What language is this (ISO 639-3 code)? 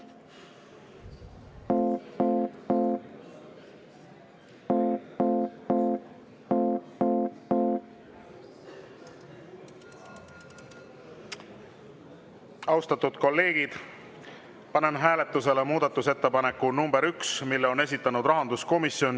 est